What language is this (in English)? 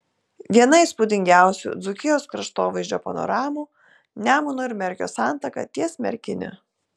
Lithuanian